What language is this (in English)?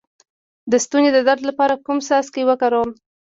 Pashto